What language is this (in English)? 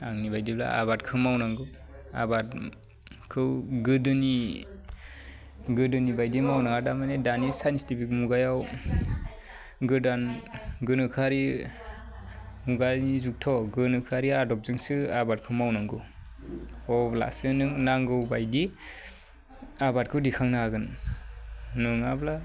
Bodo